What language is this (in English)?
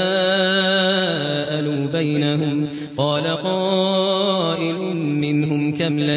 Arabic